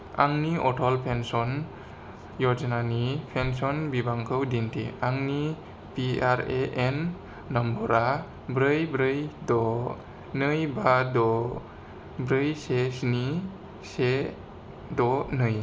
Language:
Bodo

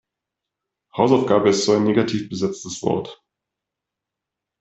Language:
German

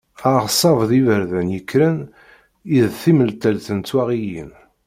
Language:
Kabyle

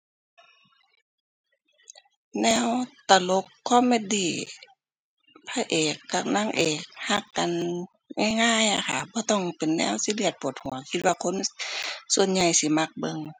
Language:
Thai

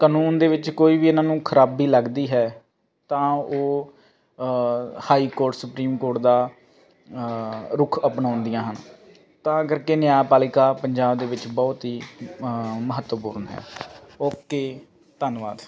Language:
Punjabi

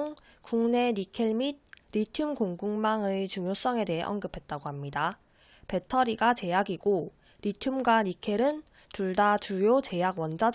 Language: Korean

